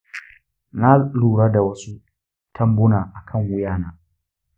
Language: Hausa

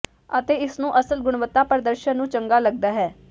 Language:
Punjabi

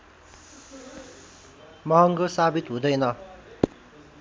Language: Nepali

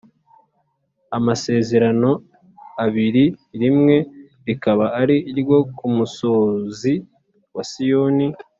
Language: Kinyarwanda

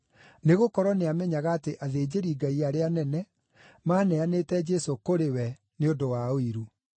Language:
Kikuyu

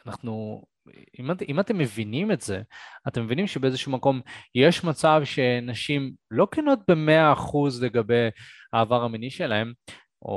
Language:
Hebrew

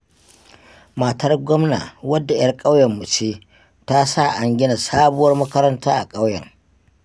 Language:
Hausa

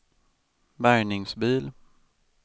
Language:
Swedish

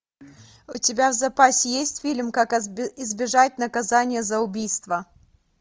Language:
Russian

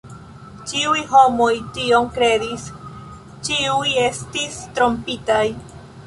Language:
Esperanto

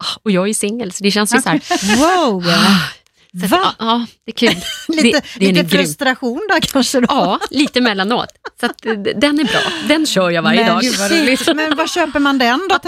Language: Swedish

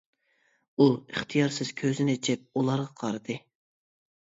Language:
Uyghur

